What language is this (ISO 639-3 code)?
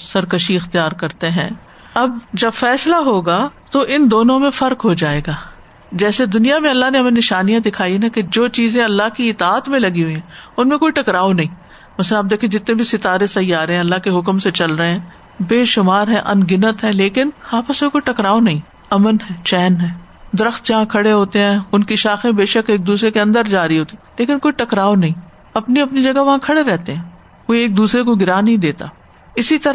urd